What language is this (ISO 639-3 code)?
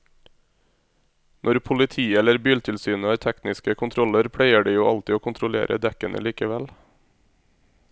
nor